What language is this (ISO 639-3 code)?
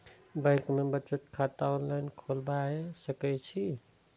mai